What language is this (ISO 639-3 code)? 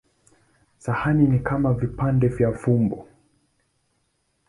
swa